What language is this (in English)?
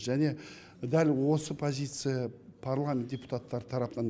Kazakh